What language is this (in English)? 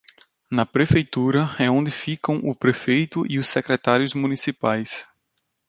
Portuguese